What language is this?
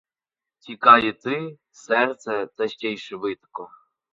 Ukrainian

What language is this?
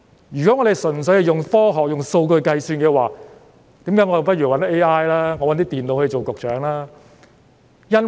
Cantonese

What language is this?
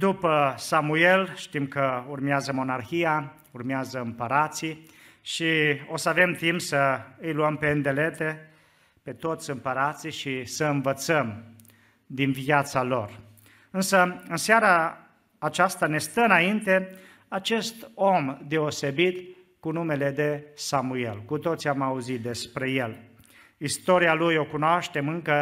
Romanian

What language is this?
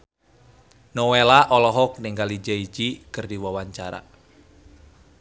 Sundanese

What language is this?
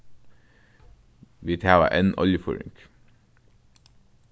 Faroese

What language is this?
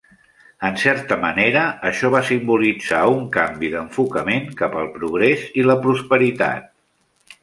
Catalan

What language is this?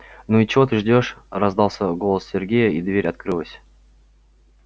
Russian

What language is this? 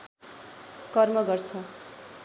Nepali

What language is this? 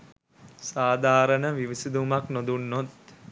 Sinhala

